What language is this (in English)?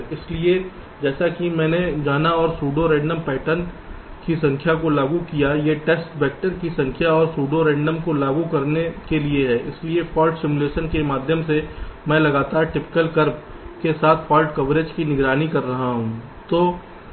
Hindi